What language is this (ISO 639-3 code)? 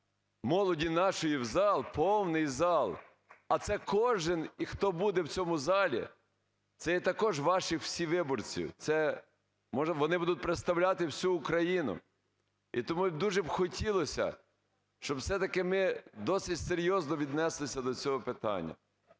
ukr